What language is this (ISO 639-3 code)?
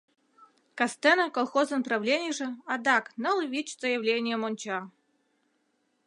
chm